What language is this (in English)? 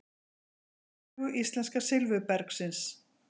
Icelandic